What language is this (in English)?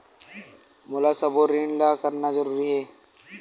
Chhattisgarhi